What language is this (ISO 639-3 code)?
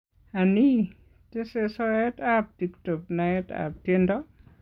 kln